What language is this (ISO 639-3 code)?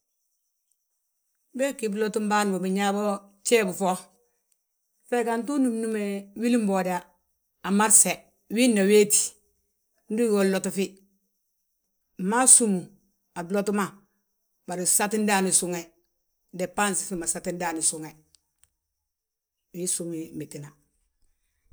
bjt